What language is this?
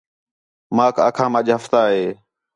Khetrani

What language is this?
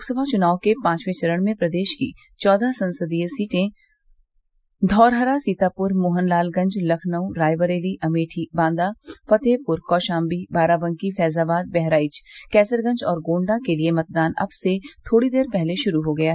Hindi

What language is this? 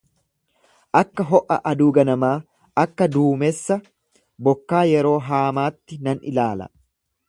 Oromo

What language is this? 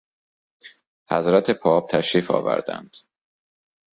Persian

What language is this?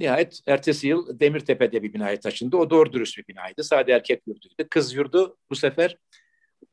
Turkish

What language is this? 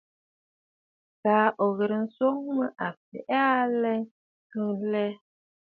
Bafut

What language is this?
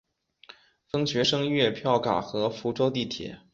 Chinese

